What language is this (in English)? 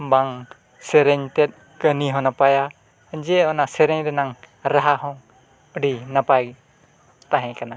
Santali